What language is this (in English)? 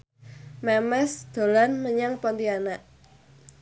Javanese